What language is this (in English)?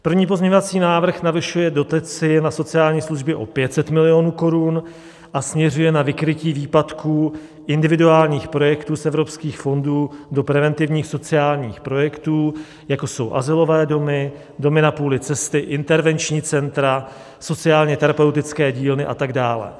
Czech